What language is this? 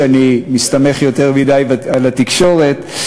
Hebrew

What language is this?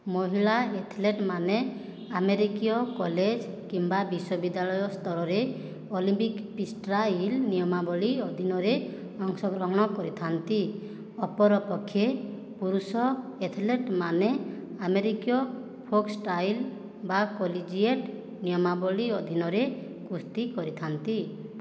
Odia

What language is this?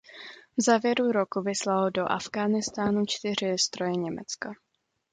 Czech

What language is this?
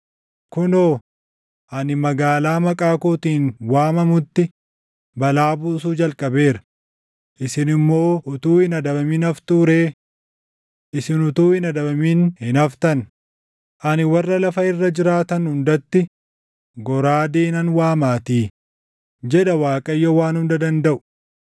Oromo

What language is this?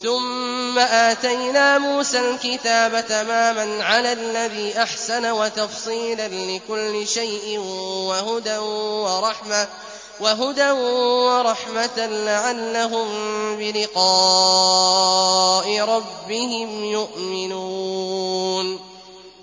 Arabic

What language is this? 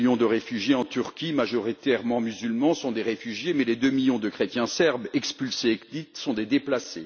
French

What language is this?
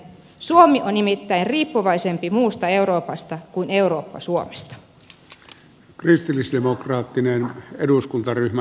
Finnish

